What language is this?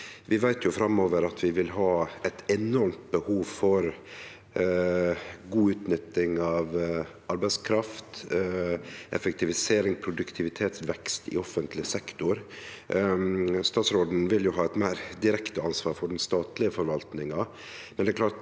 Norwegian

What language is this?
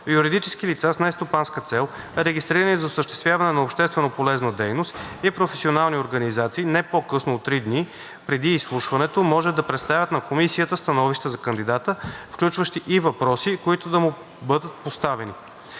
Bulgarian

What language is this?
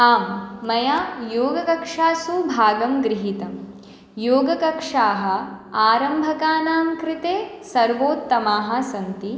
Sanskrit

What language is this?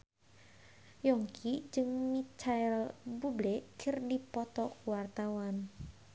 Sundanese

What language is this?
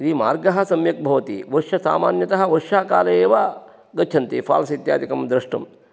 Sanskrit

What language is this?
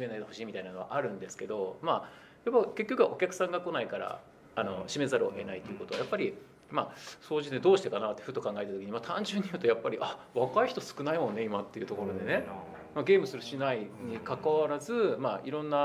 Japanese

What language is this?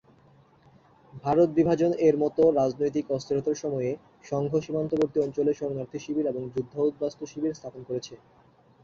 Bangla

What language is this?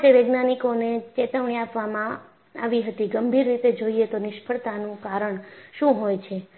Gujarati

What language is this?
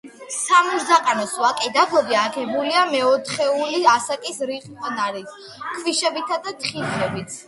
Georgian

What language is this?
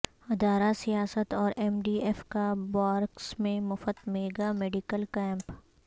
Urdu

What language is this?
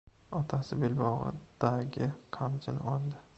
Uzbek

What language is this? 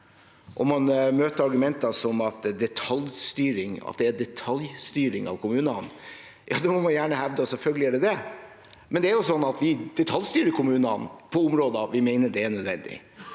Norwegian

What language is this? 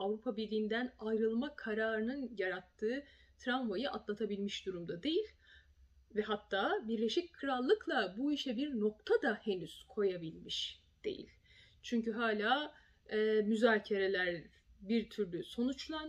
Turkish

